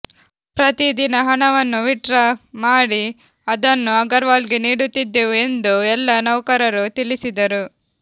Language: Kannada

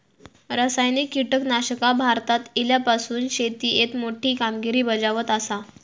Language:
Marathi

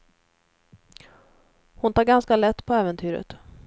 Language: Swedish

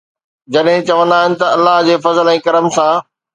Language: Sindhi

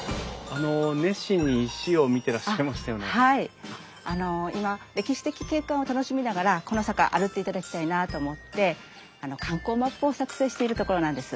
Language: Japanese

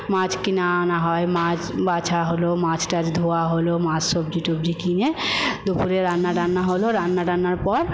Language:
Bangla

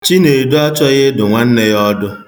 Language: Igbo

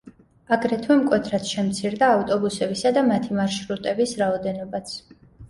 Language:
Georgian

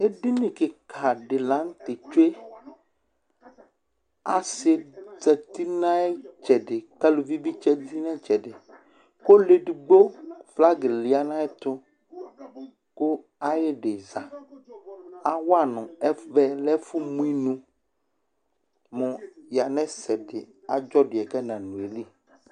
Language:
Ikposo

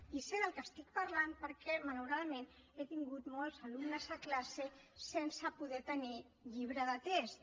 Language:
Catalan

